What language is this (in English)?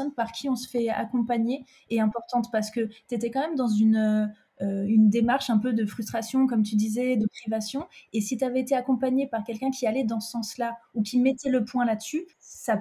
French